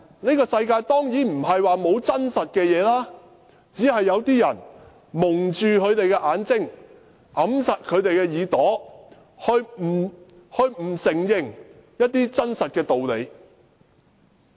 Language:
Cantonese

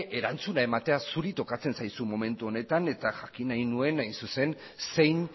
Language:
Basque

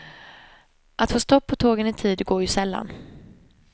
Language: Swedish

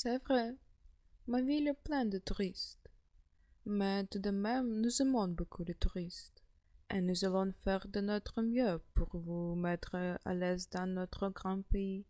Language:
French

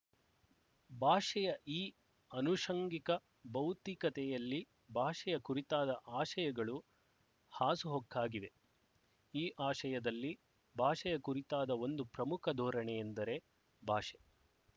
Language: Kannada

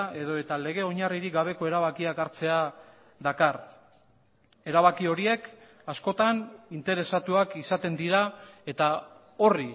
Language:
Basque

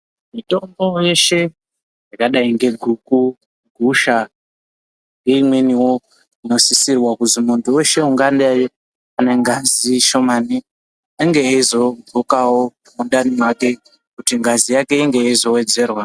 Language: Ndau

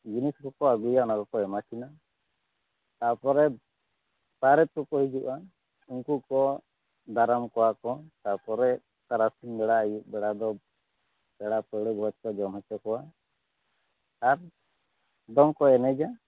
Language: Santali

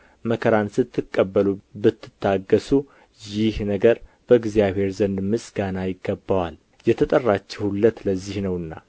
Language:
Amharic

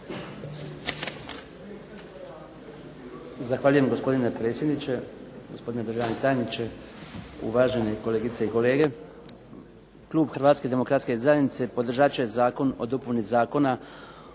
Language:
Croatian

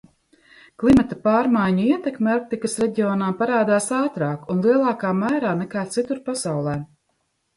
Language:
Latvian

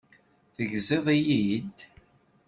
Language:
Kabyle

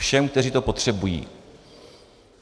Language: Czech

